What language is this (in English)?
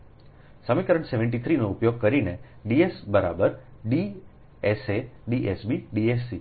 Gujarati